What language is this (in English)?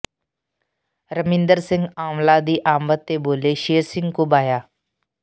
Punjabi